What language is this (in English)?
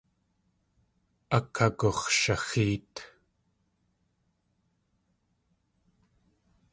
Tlingit